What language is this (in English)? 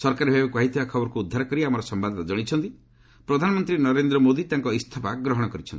Odia